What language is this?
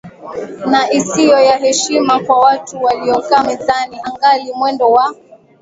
Swahili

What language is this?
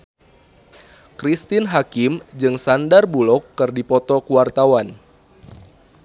Sundanese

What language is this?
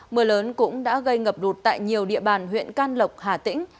Vietnamese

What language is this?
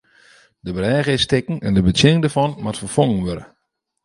Western Frisian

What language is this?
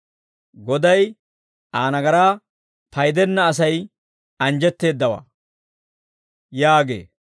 Dawro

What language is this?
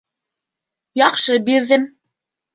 Bashkir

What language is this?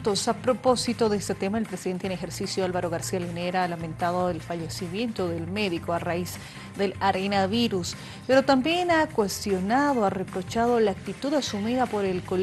Spanish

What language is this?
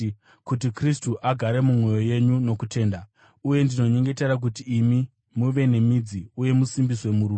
Shona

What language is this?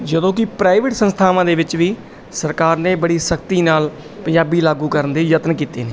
Punjabi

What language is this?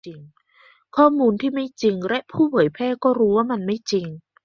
Thai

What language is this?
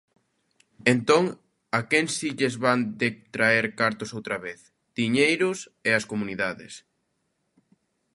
Galician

